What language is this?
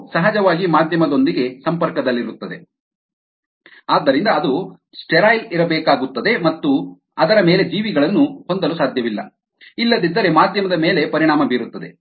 Kannada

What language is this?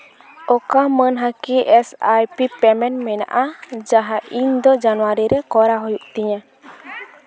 Santali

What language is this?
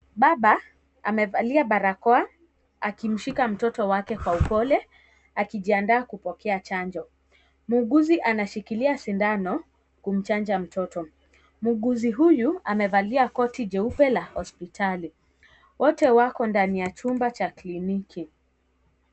Swahili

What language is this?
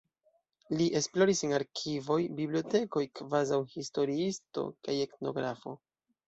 Esperanto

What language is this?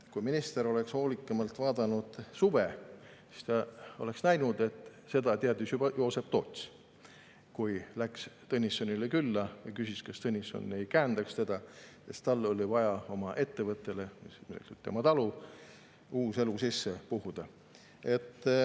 Estonian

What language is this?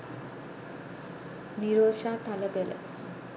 Sinhala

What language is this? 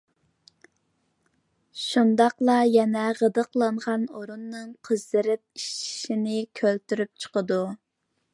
Uyghur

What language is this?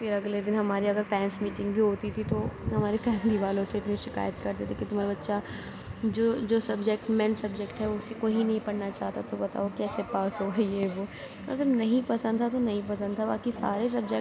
Urdu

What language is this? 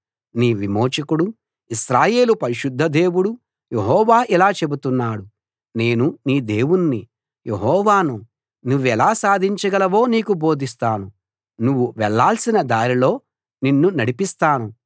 Telugu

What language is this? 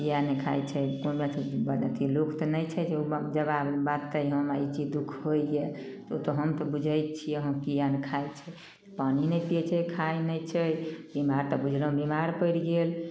Maithili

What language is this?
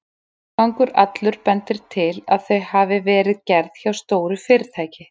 Icelandic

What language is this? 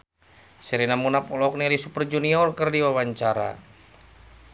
Sundanese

